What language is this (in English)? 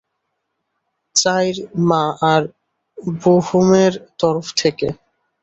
Bangla